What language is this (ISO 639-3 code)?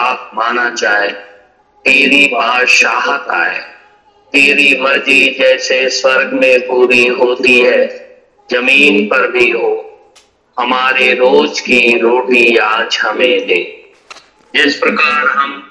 hin